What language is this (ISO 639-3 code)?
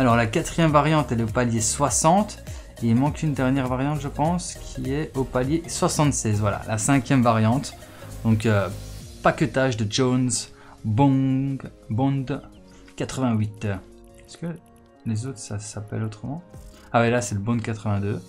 fra